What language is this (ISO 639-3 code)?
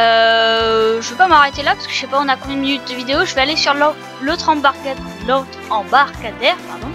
fra